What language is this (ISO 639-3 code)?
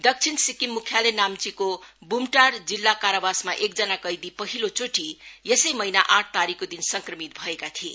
nep